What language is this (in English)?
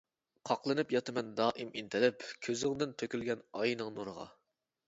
Uyghur